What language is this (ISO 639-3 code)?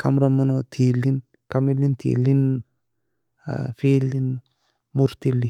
fia